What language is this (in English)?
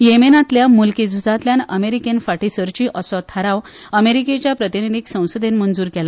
Konkani